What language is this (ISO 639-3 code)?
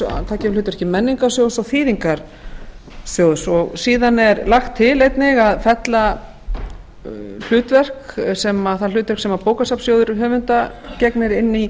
isl